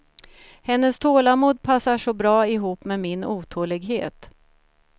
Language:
Swedish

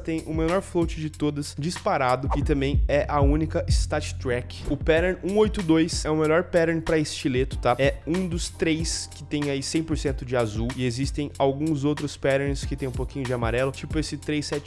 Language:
Portuguese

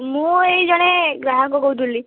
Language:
Odia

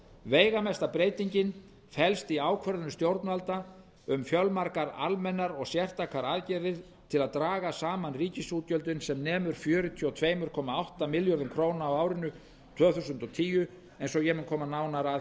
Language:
Icelandic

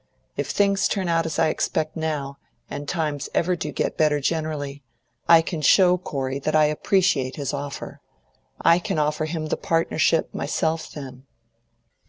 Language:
English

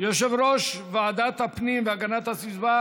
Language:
Hebrew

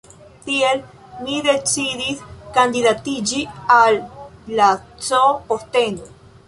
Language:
Esperanto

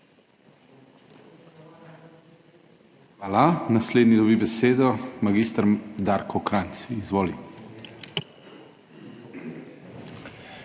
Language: Slovenian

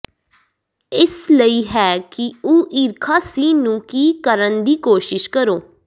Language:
Punjabi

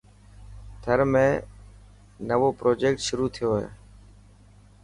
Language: Dhatki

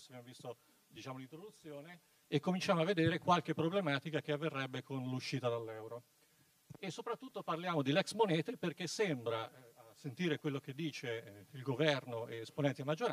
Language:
Italian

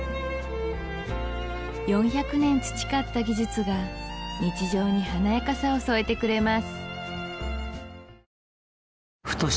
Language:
Japanese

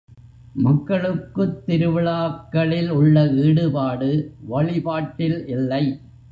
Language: Tamil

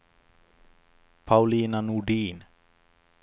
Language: Swedish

